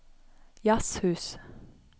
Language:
Norwegian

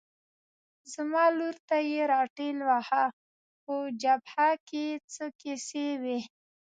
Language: Pashto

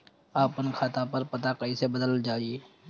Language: Bhojpuri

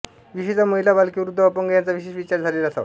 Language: Marathi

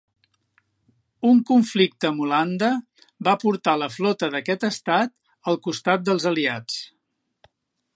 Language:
Catalan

